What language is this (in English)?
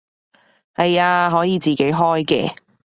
Cantonese